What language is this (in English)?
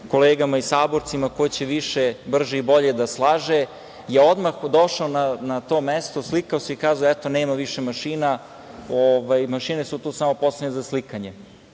Serbian